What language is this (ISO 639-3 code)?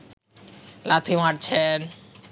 ben